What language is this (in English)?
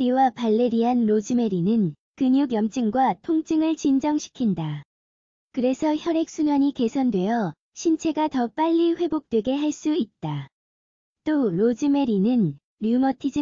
Korean